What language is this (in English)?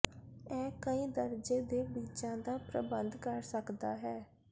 Punjabi